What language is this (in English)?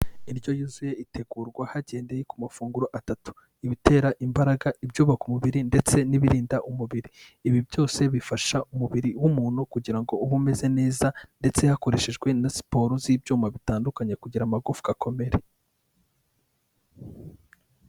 Kinyarwanda